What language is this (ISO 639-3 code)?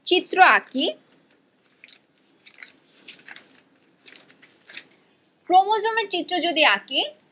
ben